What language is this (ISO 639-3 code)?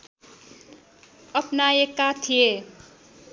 nep